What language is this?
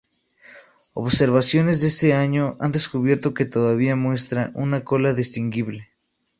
Spanish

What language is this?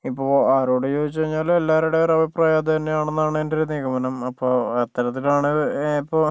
Malayalam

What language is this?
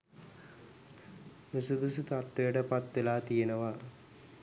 Sinhala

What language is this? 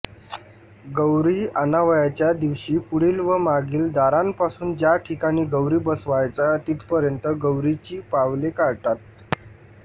Marathi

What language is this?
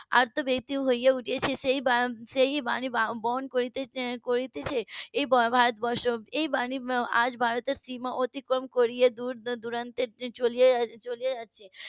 Bangla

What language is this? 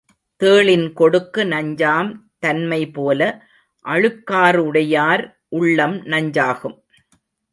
Tamil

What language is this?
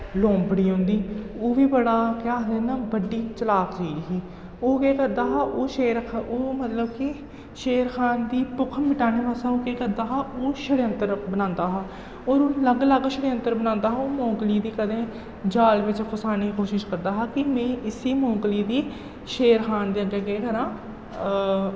Dogri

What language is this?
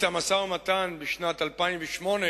Hebrew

